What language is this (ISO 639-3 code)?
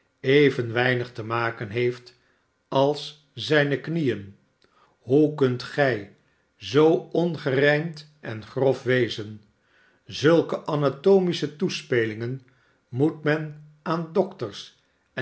nld